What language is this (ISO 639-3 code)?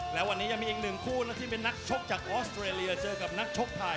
tha